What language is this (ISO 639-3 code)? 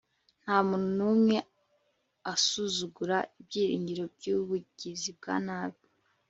kin